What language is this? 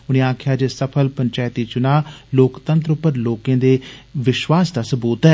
Dogri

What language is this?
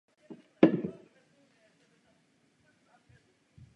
Czech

